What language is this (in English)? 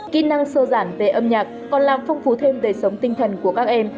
Vietnamese